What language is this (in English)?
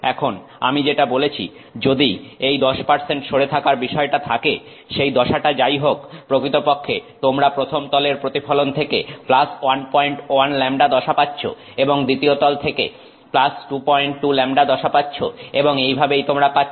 Bangla